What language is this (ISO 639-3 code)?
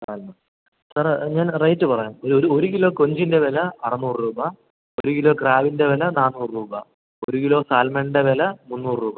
mal